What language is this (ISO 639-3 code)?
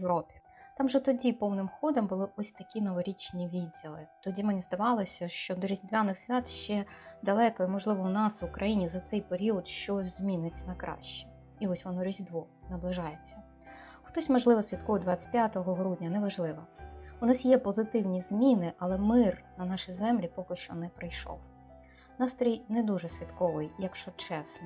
ukr